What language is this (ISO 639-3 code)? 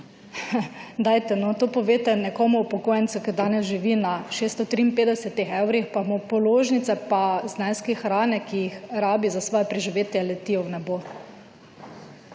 slv